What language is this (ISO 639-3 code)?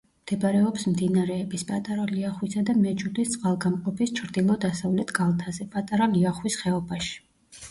kat